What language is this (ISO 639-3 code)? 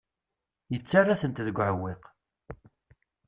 kab